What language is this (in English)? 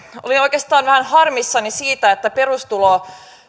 Finnish